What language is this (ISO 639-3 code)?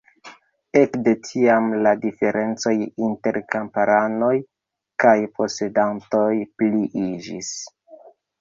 epo